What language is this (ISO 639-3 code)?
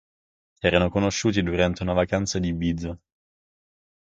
ita